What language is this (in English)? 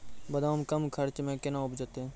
Maithili